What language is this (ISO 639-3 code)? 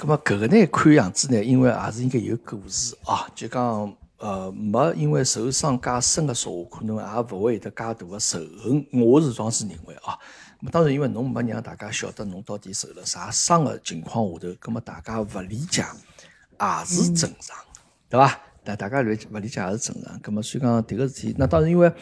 zho